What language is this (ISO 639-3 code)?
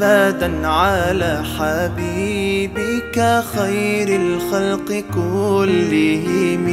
ara